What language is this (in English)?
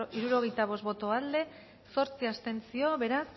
Basque